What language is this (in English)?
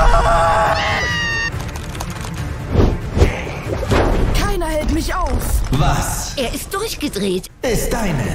German